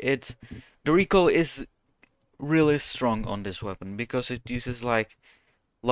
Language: English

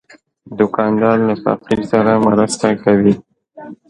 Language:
Pashto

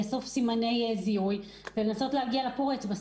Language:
Hebrew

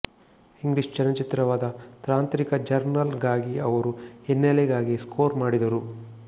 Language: Kannada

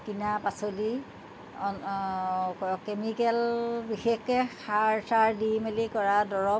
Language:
Assamese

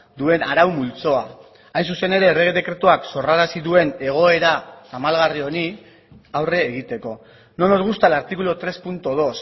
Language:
Basque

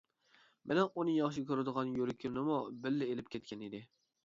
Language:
Uyghur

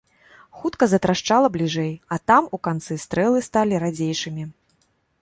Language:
Belarusian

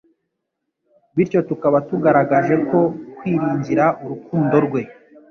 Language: Kinyarwanda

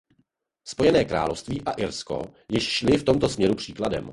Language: Czech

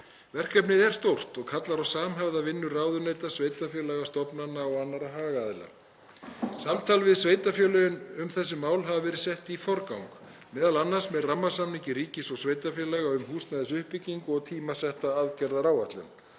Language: Icelandic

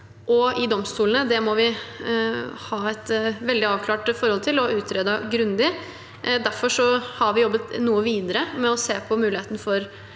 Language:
Norwegian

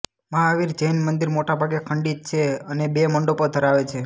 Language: Gujarati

